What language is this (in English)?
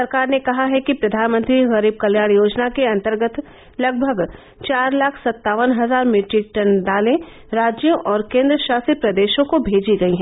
Hindi